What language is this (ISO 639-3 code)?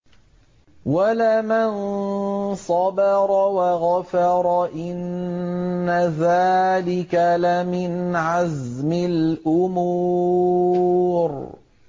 ara